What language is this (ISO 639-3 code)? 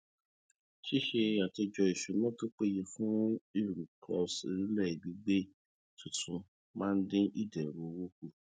yor